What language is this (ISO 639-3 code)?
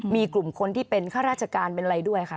tha